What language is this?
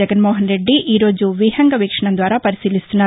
Telugu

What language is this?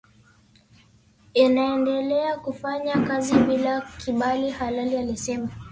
Swahili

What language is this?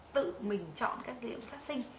Vietnamese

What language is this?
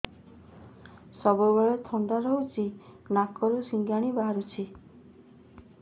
Odia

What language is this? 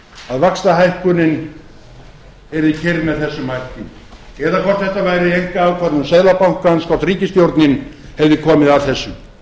Icelandic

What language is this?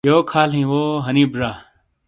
Shina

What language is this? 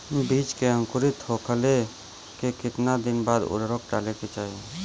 Bhojpuri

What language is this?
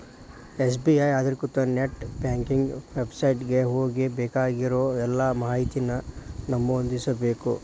Kannada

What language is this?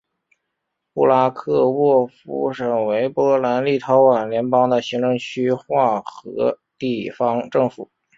Chinese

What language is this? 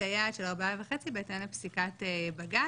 Hebrew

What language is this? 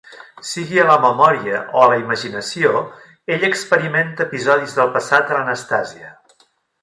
Catalan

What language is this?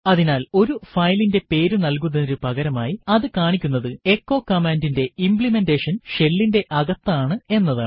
Malayalam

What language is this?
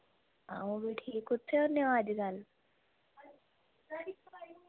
Dogri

